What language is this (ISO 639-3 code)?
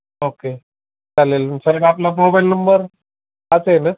mar